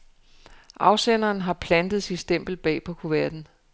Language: Danish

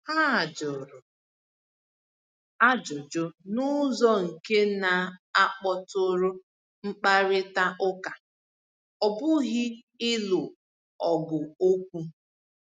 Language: Igbo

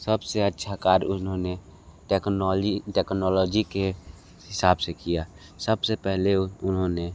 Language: Hindi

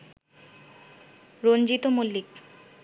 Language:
Bangla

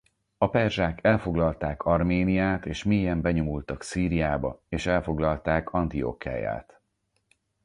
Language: Hungarian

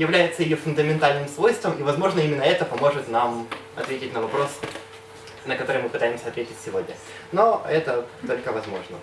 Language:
Russian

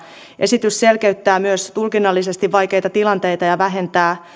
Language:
Finnish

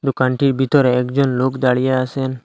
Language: Bangla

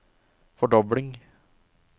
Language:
Norwegian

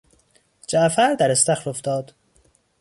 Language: Persian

